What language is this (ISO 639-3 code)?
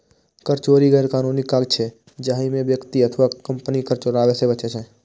mai